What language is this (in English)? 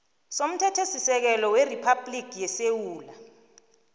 South Ndebele